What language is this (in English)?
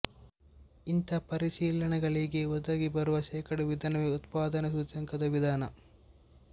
Kannada